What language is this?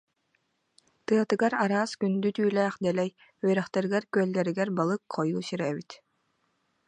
Yakut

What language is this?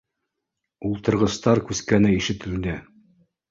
Bashkir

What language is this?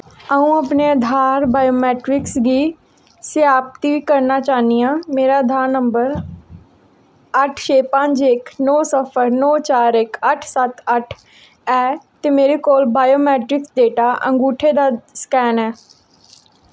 Dogri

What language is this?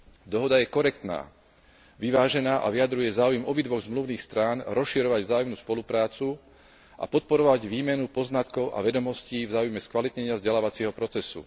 Slovak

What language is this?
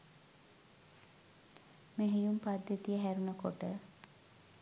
Sinhala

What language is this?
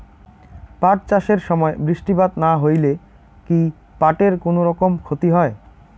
Bangla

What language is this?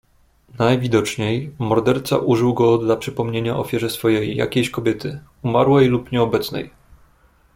Polish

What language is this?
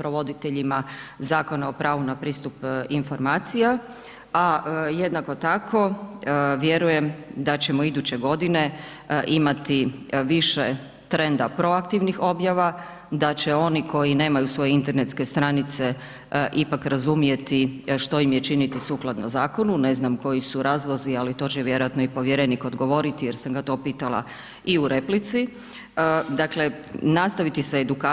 Croatian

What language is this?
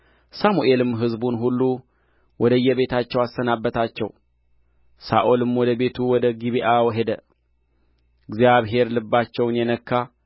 Amharic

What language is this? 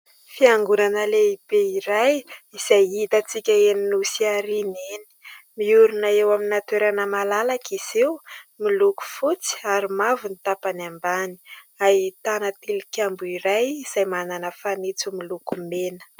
Malagasy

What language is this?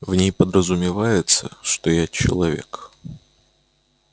Russian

